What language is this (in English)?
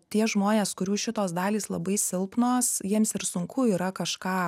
Lithuanian